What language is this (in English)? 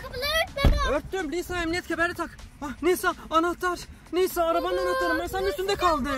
Turkish